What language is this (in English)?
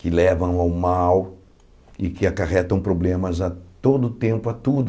Portuguese